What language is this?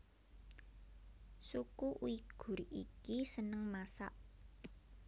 Javanese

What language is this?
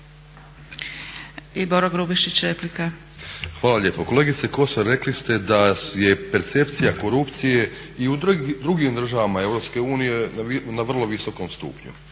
Croatian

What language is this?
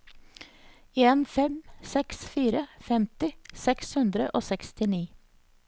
Norwegian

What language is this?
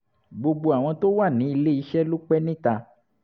Yoruba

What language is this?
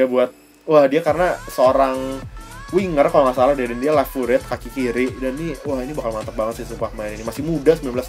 Indonesian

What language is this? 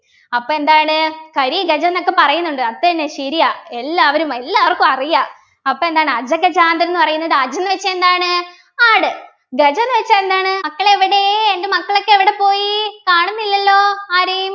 Malayalam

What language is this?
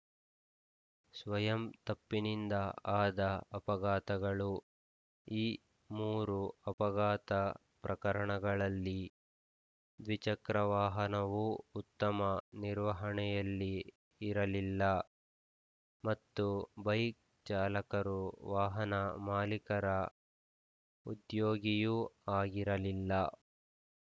Kannada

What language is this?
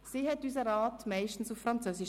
Swiss German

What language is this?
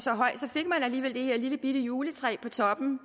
Danish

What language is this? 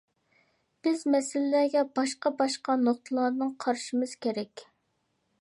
Uyghur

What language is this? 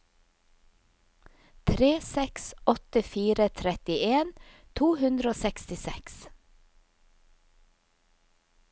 Norwegian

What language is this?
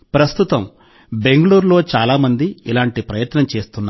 Telugu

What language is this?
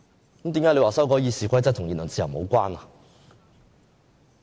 Cantonese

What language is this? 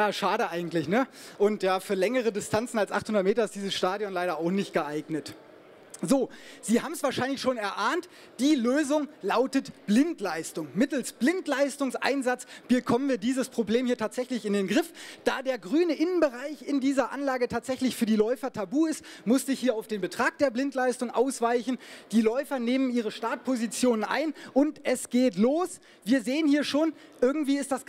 German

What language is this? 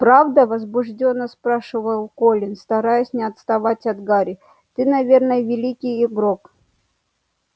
Russian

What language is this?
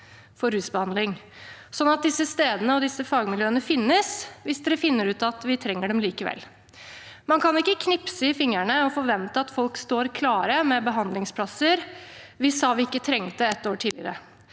Norwegian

